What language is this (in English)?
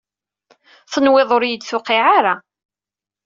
Kabyle